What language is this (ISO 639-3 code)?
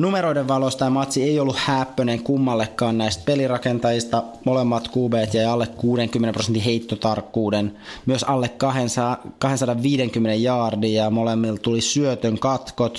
fin